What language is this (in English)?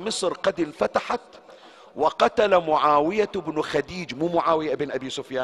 Arabic